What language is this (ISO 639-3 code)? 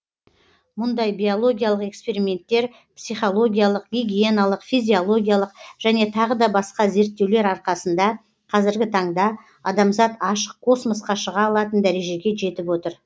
kaz